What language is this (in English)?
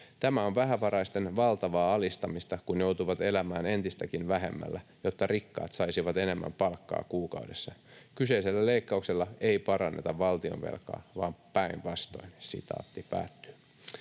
Finnish